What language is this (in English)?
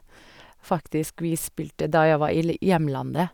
Norwegian